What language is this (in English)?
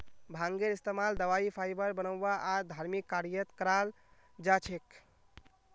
Magahi